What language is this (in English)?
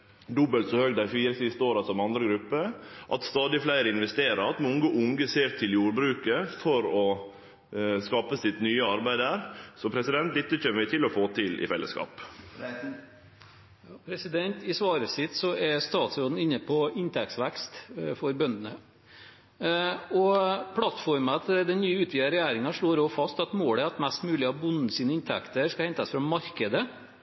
Norwegian